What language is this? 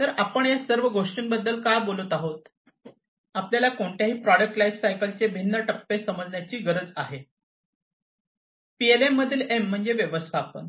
Marathi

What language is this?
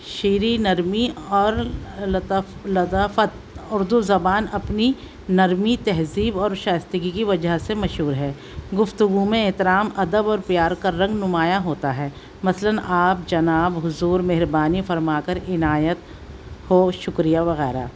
Urdu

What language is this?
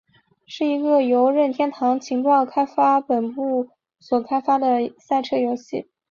Chinese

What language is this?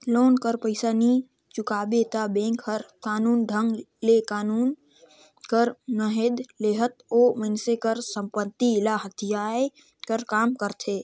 Chhattisgarhi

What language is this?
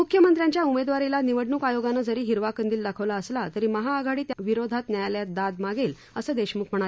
Marathi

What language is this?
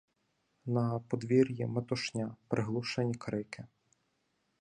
Ukrainian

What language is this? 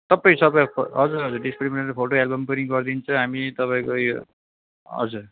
Nepali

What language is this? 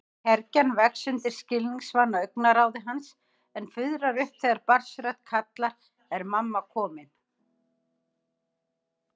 Icelandic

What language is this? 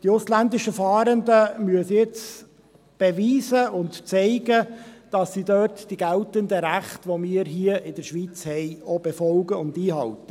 Swiss German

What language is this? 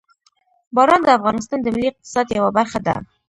Pashto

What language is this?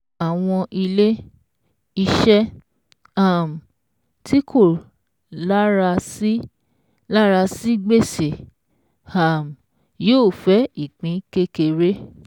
Yoruba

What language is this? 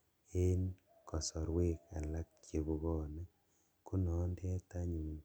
Kalenjin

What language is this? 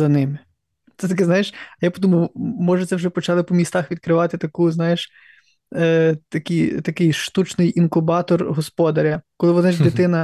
Ukrainian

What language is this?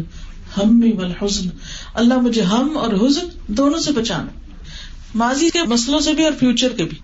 Urdu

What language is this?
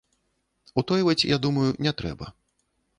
Belarusian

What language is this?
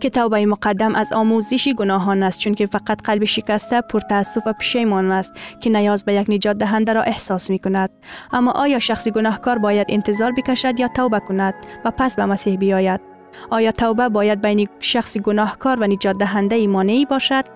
Persian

